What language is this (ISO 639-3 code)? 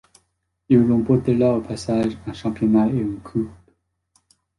fra